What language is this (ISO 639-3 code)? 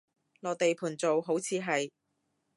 yue